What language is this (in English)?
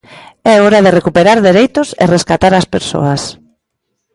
Galician